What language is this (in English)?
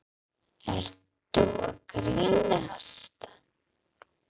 Icelandic